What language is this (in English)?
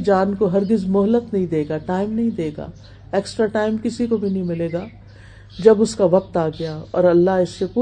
Urdu